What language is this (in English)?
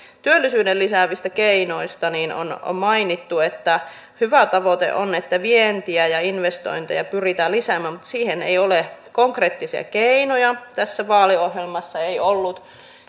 Finnish